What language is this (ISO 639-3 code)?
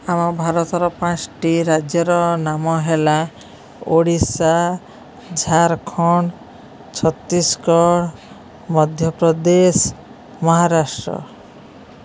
ori